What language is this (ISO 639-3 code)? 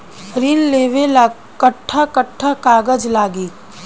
bho